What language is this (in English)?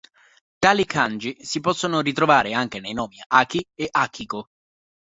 Italian